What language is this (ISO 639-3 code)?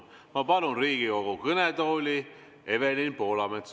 est